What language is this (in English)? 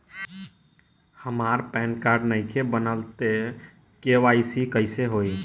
Bhojpuri